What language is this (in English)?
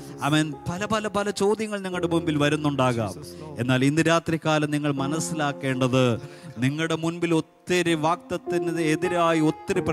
Malayalam